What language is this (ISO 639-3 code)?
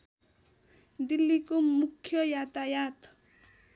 nep